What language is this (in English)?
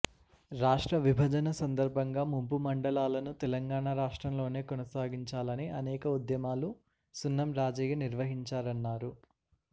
Telugu